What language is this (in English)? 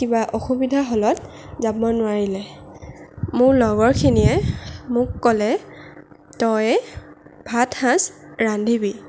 Assamese